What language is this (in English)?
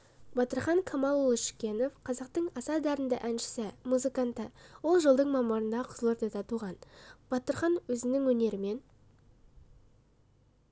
Kazakh